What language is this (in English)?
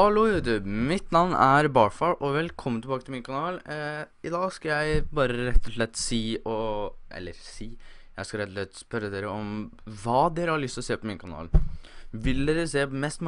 Norwegian